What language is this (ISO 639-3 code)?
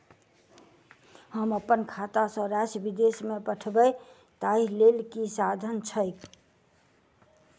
mai